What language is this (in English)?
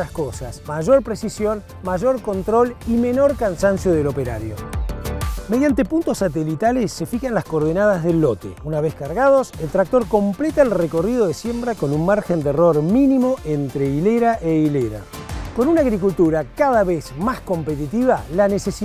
Spanish